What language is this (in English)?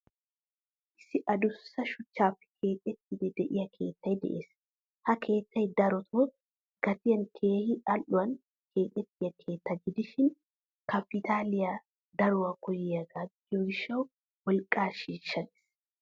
Wolaytta